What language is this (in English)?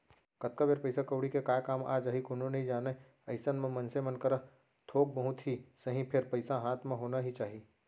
Chhattisgarhi